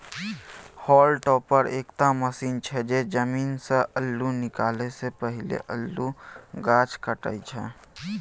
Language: Maithili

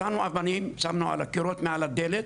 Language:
Hebrew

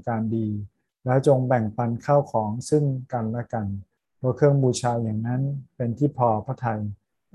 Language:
Thai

